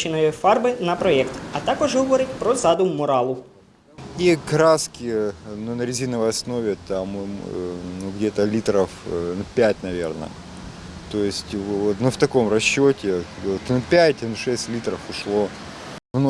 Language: Ukrainian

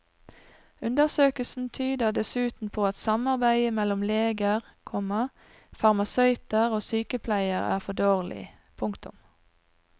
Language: Norwegian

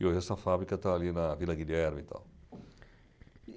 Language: Portuguese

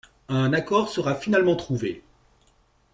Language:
French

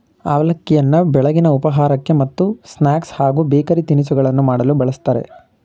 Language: Kannada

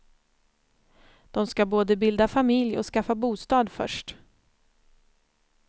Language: Swedish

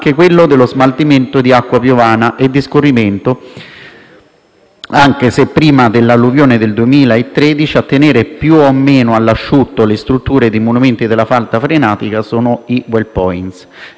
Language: Italian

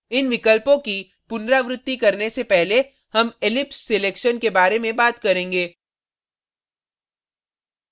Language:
Hindi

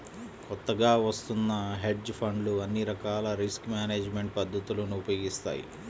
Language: Telugu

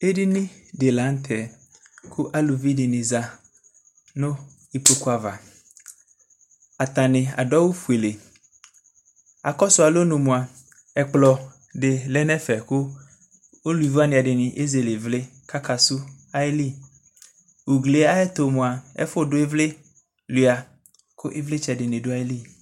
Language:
Ikposo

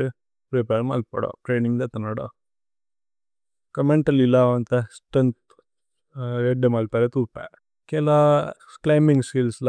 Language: Tulu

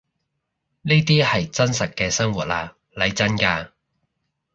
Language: Cantonese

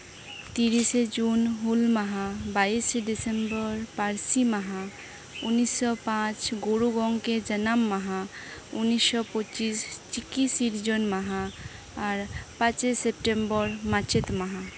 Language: Santali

